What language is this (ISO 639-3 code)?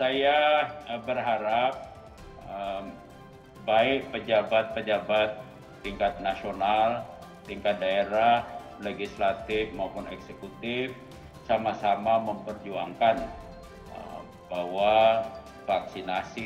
ind